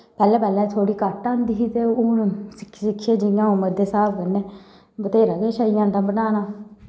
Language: Dogri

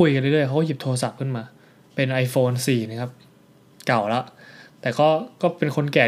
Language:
Thai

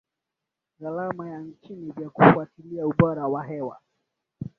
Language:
Swahili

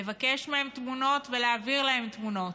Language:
Hebrew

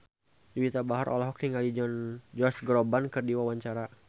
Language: Sundanese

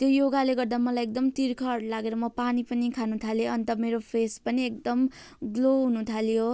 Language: Nepali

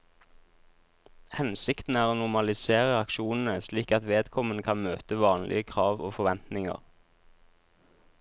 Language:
Norwegian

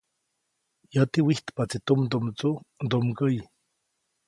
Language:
Copainalá Zoque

